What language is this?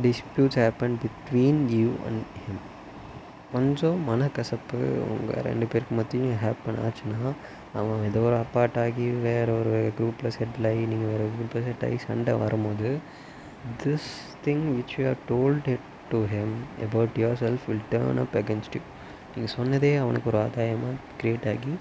Tamil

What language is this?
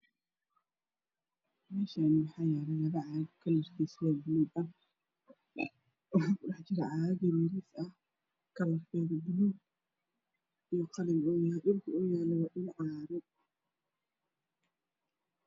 Somali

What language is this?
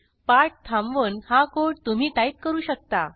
Marathi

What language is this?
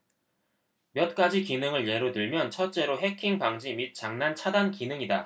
Korean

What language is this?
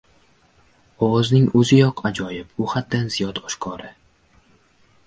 Uzbek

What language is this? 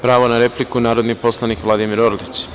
Serbian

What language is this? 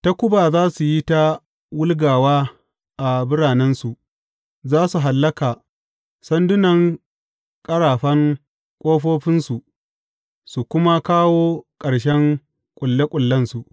Hausa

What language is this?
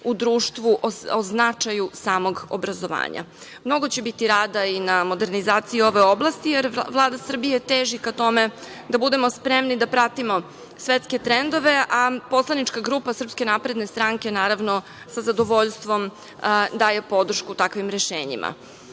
Serbian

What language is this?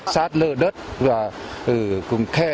Vietnamese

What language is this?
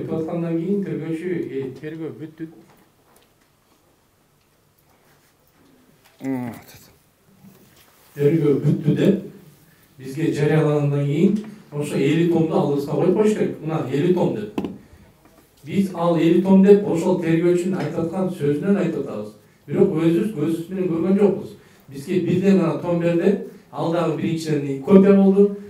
Russian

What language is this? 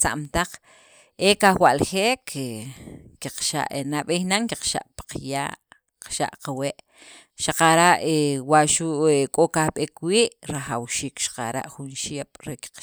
Sacapulteco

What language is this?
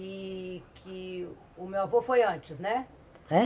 Portuguese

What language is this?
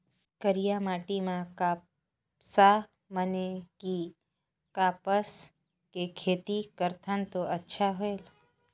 Chhattisgarhi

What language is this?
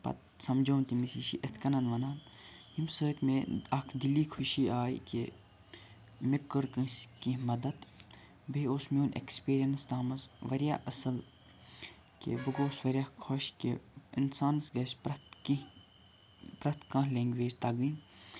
Kashmiri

